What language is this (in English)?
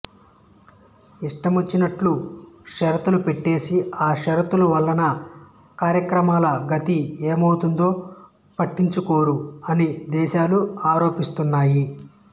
Telugu